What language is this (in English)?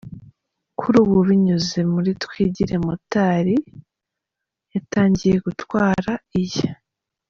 Kinyarwanda